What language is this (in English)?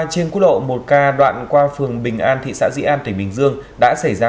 Vietnamese